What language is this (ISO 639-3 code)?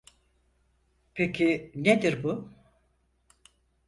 tur